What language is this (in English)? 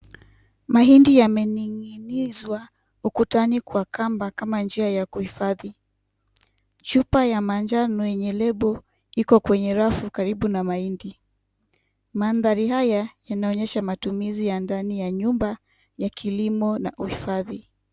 Swahili